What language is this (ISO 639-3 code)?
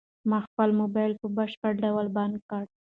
pus